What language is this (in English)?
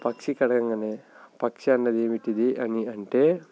Telugu